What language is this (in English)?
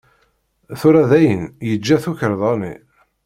Kabyle